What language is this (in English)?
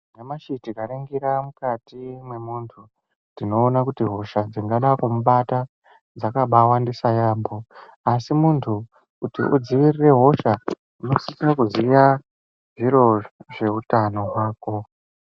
Ndau